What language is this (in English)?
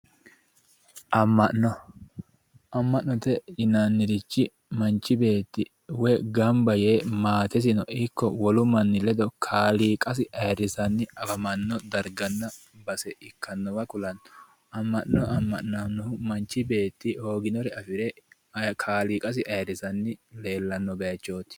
Sidamo